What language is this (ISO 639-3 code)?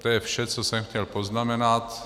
ces